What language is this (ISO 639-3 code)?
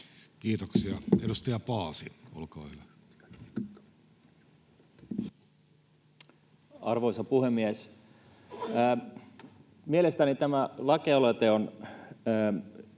fin